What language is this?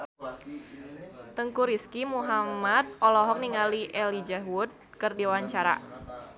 Sundanese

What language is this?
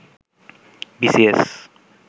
Bangla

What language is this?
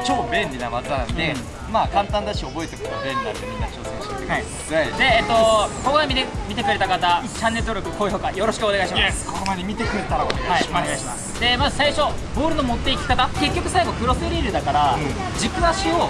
Japanese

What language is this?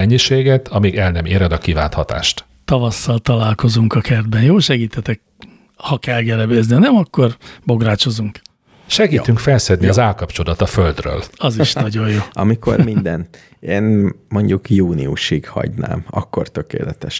Hungarian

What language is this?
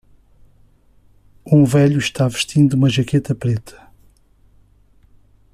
Portuguese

